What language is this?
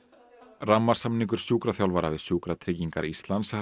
Icelandic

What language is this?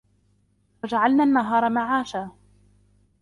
Arabic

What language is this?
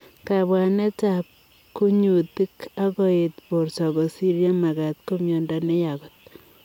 Kalenjin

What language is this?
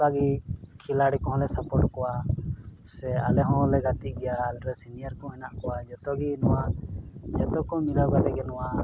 Santali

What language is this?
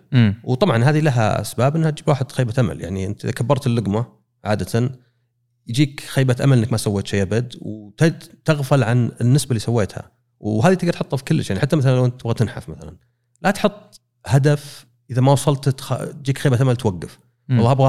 Arabic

